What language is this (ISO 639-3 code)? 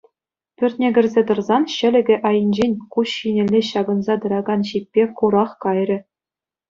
chv